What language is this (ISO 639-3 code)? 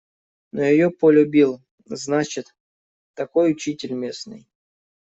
rus